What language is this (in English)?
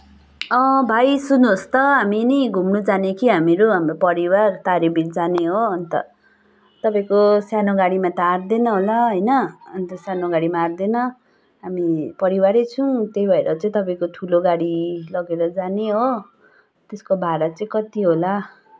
Nepali